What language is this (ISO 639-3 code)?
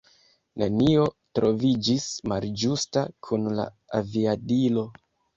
epo